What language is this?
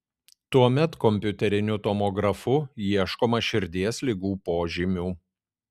Lithuanian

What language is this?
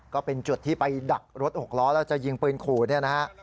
Thai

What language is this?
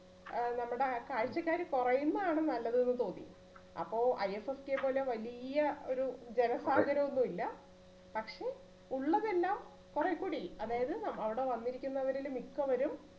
Malayalam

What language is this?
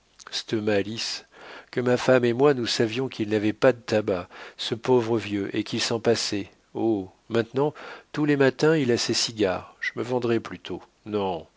French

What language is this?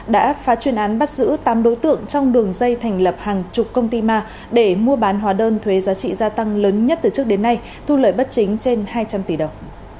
Vietnamese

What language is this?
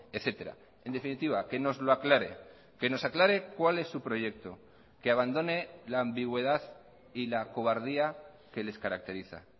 Spanish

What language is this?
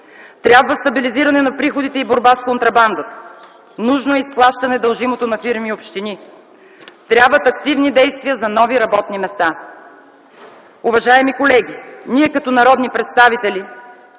Bulgarian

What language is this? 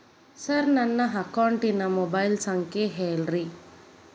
Kannada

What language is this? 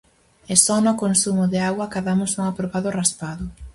Galician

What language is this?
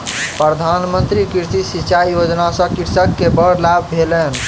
Maithili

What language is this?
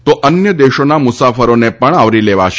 Gujarati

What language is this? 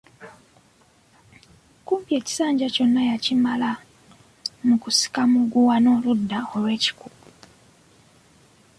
Ganda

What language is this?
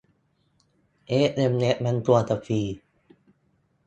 Thai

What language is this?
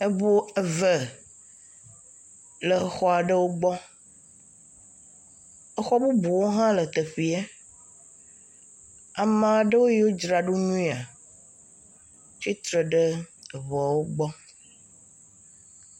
Ewe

